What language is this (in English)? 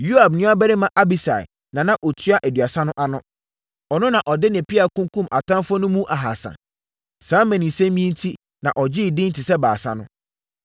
Akan